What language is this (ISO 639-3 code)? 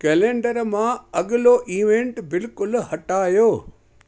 snd